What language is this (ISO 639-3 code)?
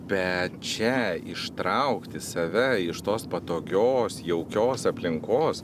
lit